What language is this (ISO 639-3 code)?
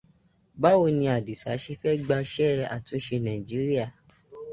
yor